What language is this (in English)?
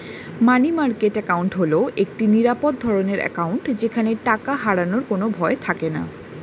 Bangla